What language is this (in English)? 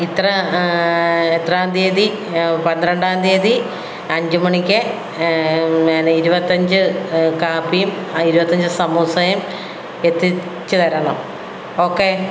Malayalam